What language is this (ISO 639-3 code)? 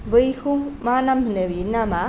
brx